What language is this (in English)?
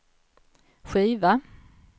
Swedish